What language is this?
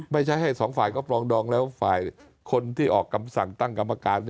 Thai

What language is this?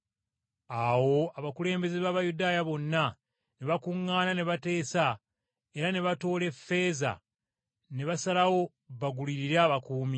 Ganda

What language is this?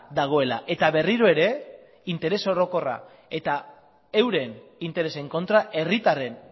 Basque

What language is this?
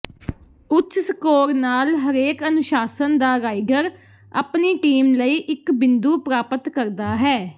Punjabi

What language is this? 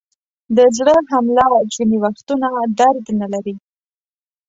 Pashto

